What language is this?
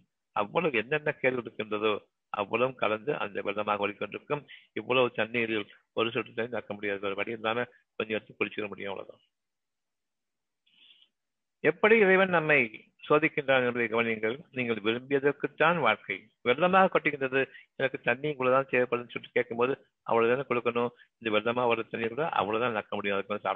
Tamil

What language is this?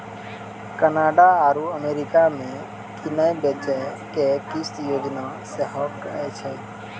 Maithili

